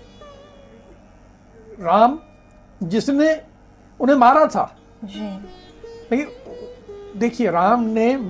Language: Hindi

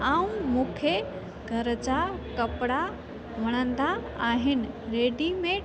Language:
Sindhi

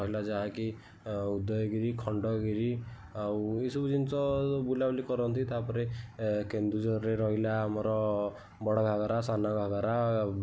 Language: Odia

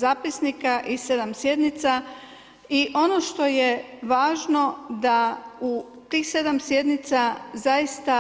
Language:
Croatian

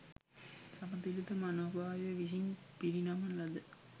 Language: Sinhala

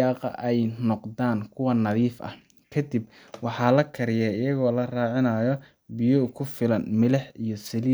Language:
Somali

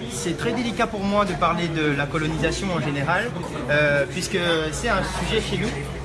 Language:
French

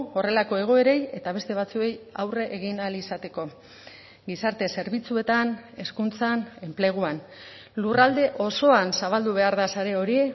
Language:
Basque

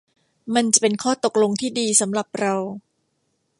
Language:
Thai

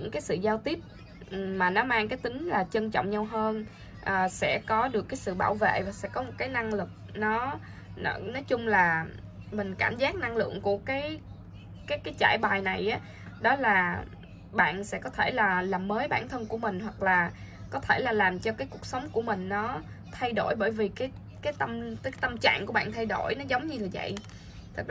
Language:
Vietnamese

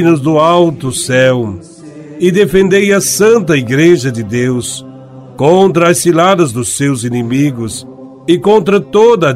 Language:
Portuguese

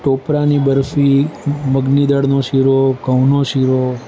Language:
Gujarati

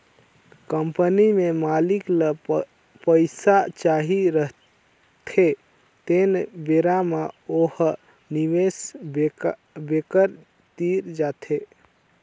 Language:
Chhattisgarhi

